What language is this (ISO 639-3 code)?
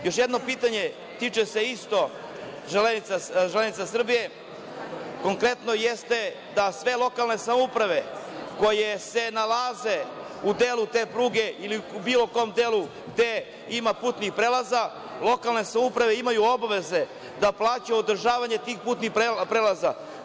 srp